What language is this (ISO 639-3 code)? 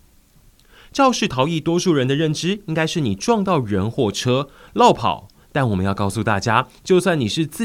zho